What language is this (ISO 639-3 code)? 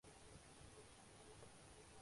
urd